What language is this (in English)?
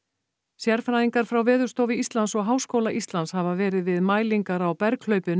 Icelandic